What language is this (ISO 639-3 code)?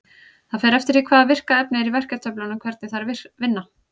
isl